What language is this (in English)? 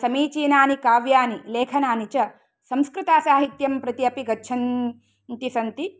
Sanskrit